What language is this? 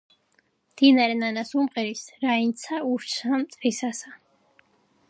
Georgian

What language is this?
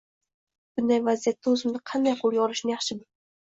Uzbek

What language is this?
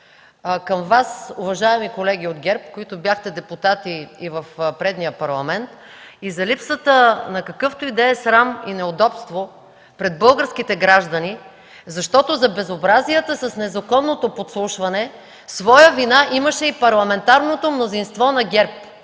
Bulgarian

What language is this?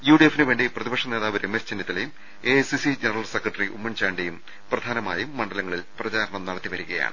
Malayalam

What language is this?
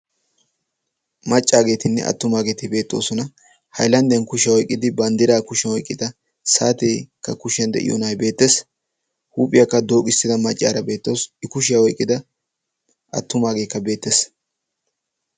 Wolaytta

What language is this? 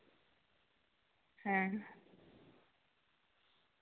Santali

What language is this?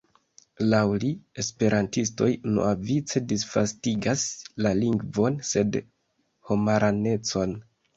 Esperanto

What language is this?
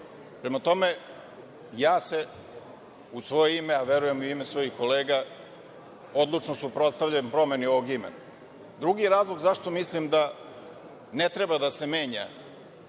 Serbian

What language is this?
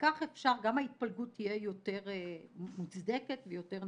Hebrew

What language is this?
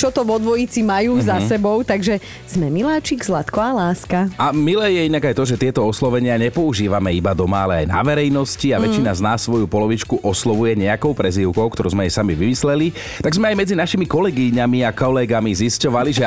Slovak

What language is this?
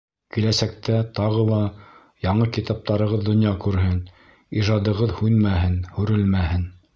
Bashkir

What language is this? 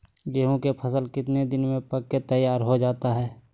Magahi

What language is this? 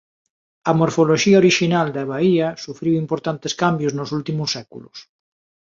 Galician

